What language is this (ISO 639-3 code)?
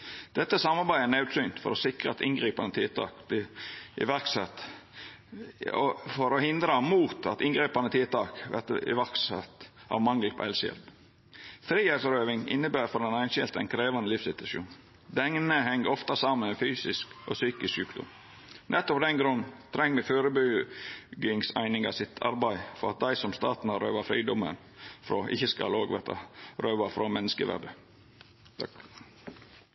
nno